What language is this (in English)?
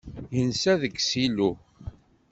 Kabyle